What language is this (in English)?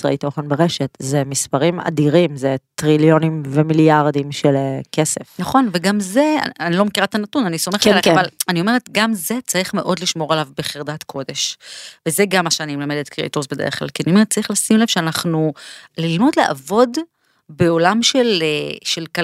Hebrew